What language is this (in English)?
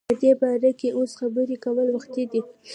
Pashto